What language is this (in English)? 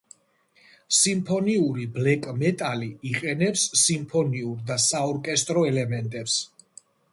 Georgian